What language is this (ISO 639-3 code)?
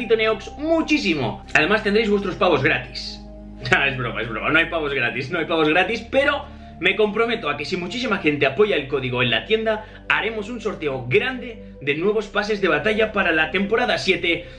spa